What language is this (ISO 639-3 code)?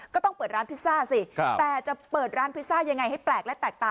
tha